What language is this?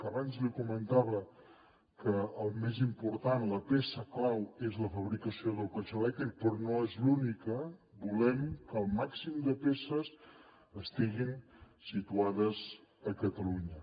Catalan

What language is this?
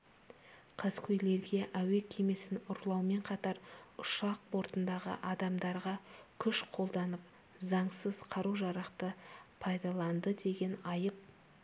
Kazakh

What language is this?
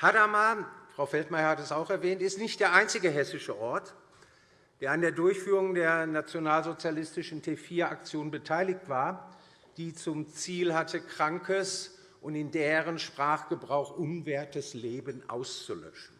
German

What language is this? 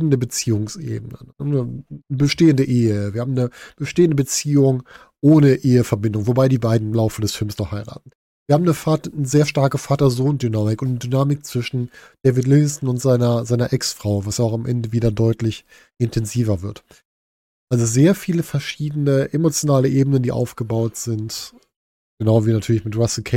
German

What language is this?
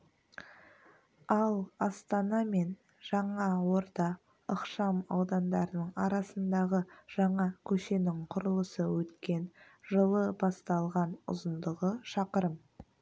Kazakh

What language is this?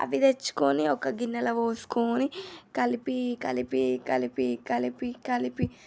Telugu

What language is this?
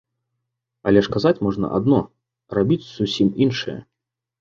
Belarusian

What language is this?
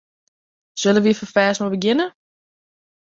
Western Frisian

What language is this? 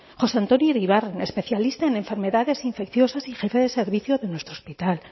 Spanish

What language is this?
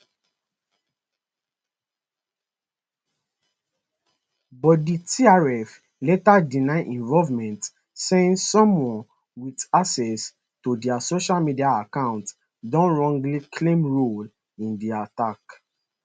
Nigerian Pidgin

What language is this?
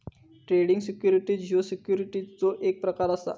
Marathi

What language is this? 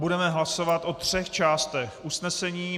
Czech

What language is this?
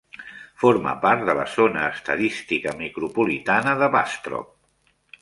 Catalan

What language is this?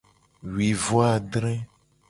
Gen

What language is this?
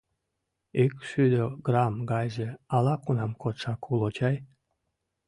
Mari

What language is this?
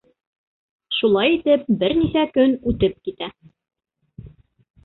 Bashkir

